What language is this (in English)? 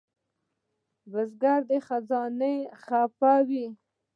Pashto